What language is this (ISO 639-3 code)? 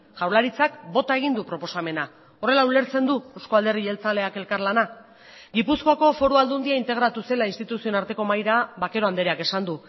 eus